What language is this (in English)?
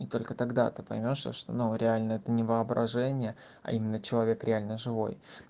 Russian